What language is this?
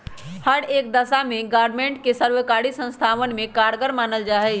Magahi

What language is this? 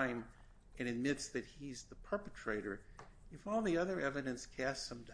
English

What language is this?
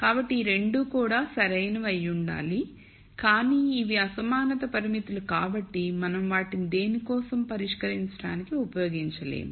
Telugu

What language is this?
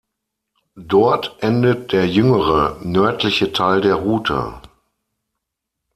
German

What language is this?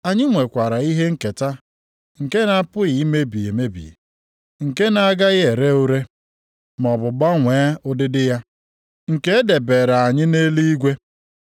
Igbo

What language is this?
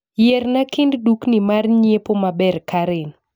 Luo (Kenya and Tanzania)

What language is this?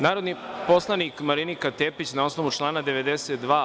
Serbian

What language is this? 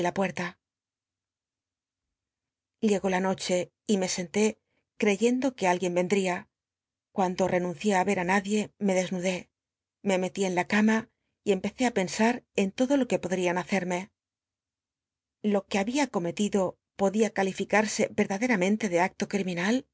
Spanish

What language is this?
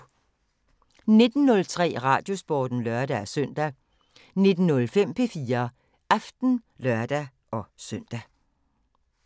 Danish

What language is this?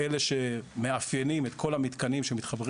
Hebrew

